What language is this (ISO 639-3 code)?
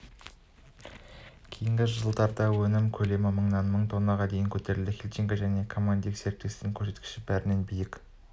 kaz